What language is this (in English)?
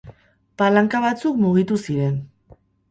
Basque